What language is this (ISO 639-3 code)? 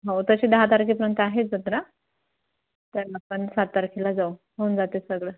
mar